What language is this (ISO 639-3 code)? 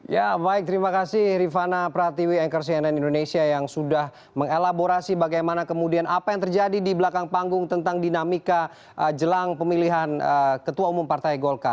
ind